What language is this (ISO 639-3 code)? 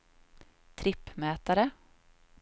swe